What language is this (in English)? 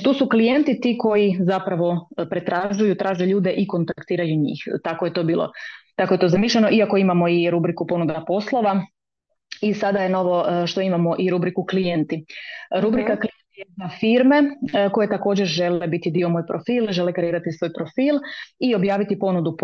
Croatian